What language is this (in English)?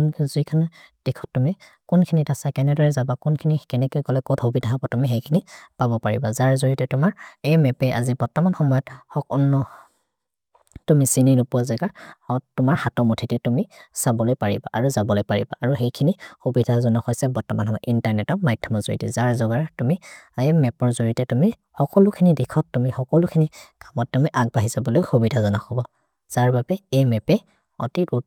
Maria (India)